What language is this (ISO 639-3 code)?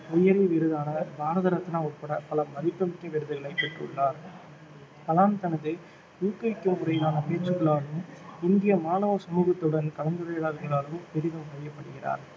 tam